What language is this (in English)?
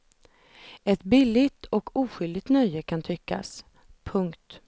Swedish